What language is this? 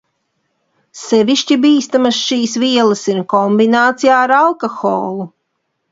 Latvian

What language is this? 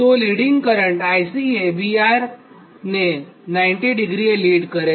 Gujarati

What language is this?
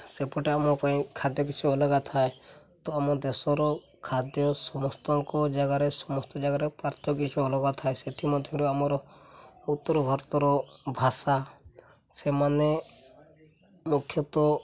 Odia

